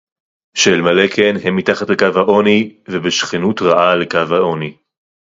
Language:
Hebrew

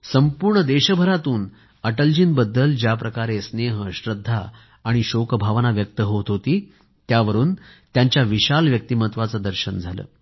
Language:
Marathi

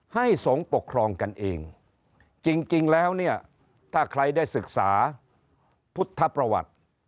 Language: Thai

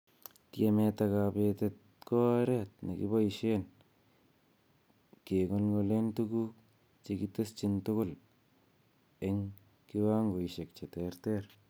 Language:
Kalenjin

